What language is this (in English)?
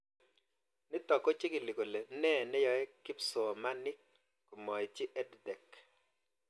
Kalenjin